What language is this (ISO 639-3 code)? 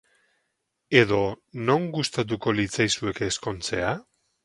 eus